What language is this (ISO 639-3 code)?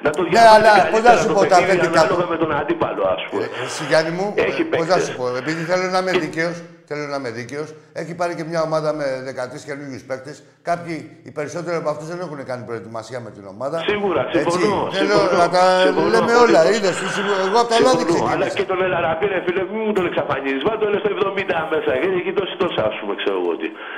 ell